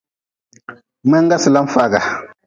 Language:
Nawdm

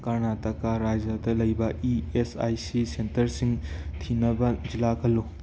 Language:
Manipuri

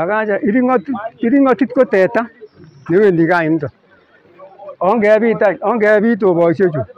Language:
Thai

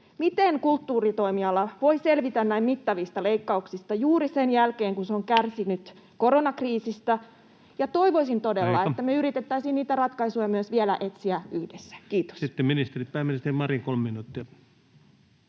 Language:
Finnish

